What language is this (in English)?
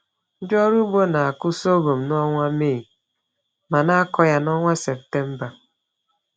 Igbo